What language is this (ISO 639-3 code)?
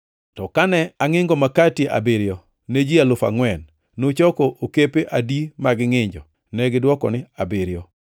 luo